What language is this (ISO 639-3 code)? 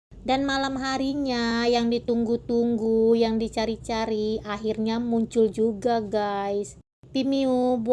ind